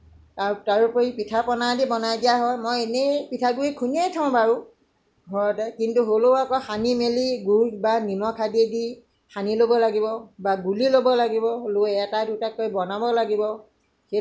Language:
Assamese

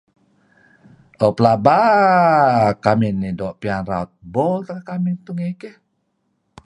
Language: Kelabit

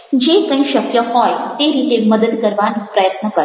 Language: Gujarati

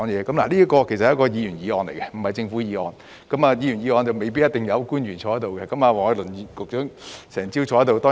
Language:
Cantonese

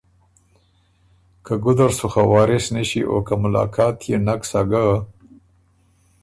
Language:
Ormuri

